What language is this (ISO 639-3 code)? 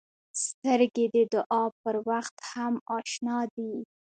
pus